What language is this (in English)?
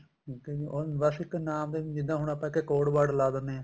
Punjabi